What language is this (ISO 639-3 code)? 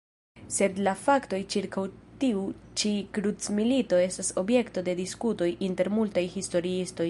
epo